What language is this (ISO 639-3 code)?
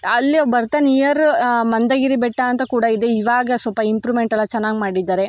kan